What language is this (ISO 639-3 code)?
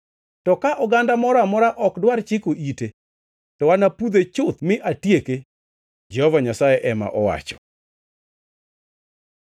luo